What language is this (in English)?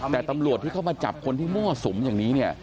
Thai